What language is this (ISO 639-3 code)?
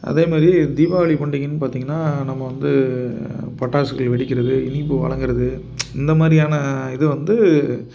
tam